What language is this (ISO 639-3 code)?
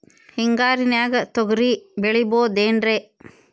kan